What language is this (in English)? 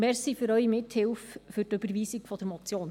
Swiss German